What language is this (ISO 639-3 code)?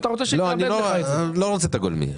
heb